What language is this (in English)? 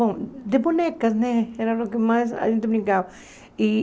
Portuguese